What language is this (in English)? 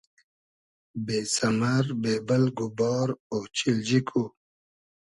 Hazaragi